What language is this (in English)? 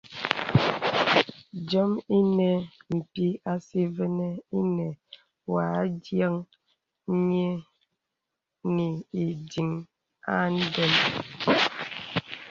Bebele